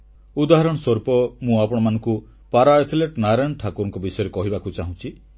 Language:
Odia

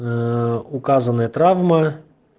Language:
Russian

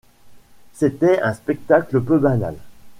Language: French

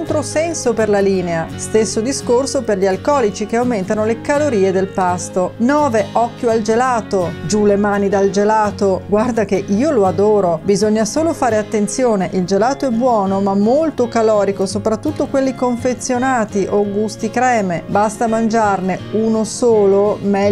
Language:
Italian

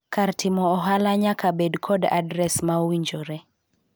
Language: Luo (Kenya and Tanzania)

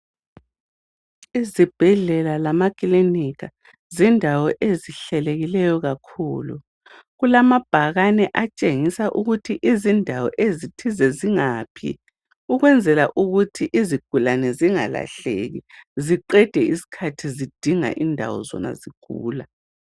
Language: North Ndebele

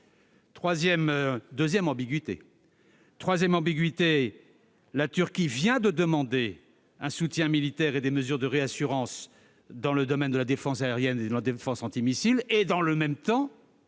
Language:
French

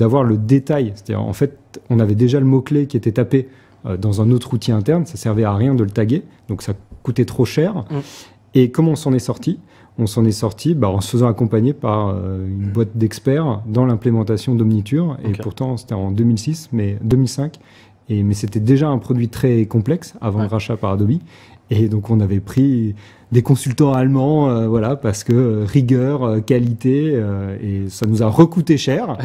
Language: French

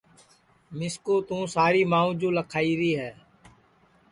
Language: Sansi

